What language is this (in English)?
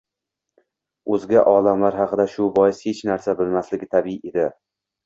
Uzbek